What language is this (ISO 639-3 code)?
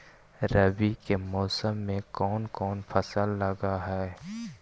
mag